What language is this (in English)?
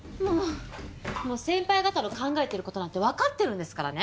Japanese